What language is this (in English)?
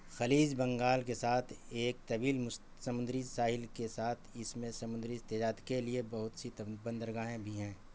Urdu